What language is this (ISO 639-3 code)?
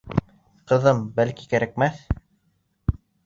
bak